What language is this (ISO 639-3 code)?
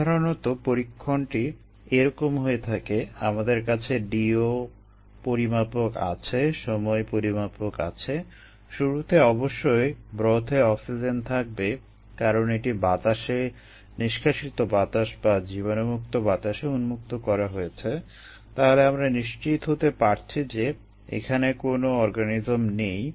ben